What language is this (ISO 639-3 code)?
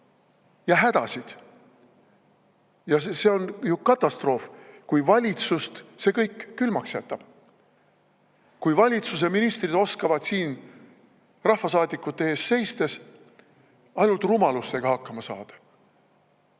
est